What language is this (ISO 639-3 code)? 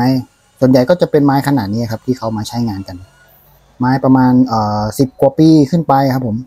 tha